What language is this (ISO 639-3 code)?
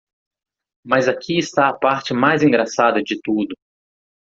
por